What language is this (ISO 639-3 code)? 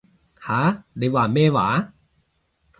yue